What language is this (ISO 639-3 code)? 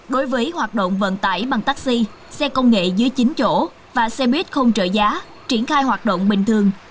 vie